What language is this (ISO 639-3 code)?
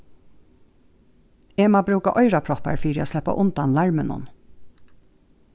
fao